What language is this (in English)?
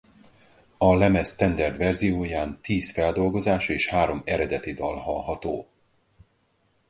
Hungarian